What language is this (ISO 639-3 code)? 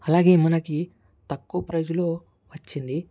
tel